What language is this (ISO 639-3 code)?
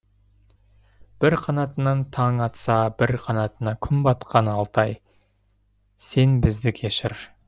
kaz